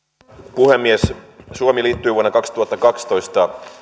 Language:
Finnish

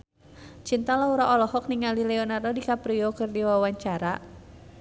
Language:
Sundanese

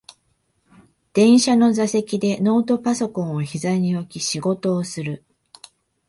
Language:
Japanese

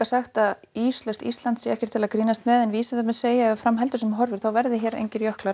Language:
Icelandic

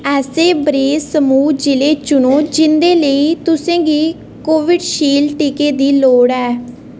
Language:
Dogri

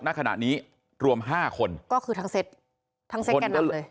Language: Thai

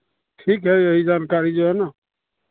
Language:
Hindi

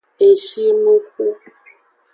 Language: Aja (Benin)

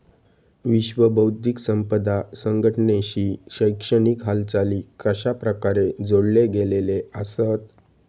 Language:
Marathi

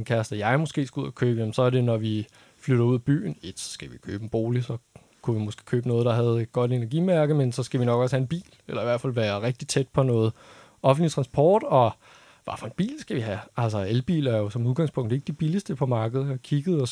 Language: Danish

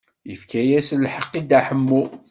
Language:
Kabyle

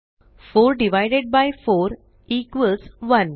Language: Marathi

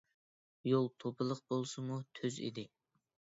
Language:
Uyghur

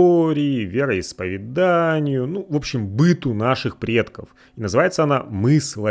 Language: Russian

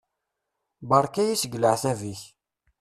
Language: Kabyle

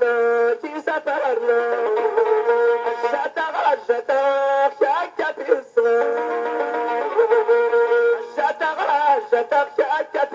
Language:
Arabic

